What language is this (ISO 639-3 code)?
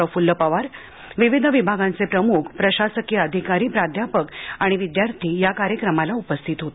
mar